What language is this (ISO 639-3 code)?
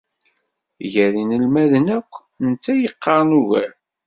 kab